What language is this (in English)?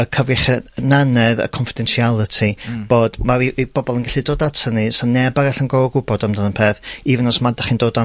Welsh